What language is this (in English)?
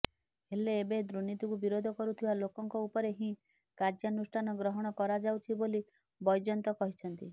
Odia